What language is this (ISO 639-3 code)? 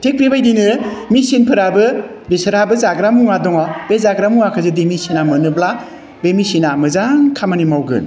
brx